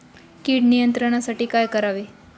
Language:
Marathi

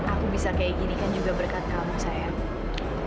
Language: Indonesian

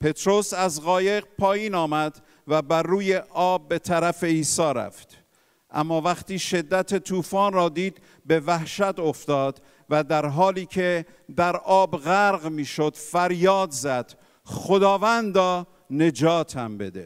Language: Persian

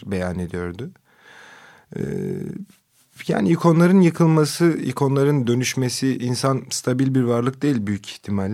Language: Turkish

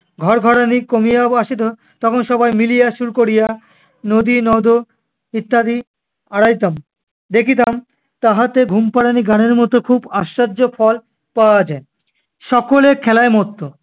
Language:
Bangla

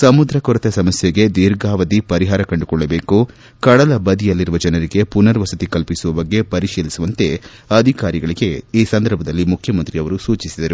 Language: Kannada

